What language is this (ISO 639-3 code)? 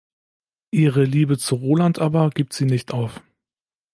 deu